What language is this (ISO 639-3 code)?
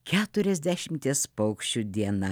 lit